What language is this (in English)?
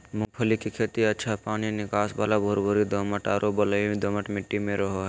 Magahi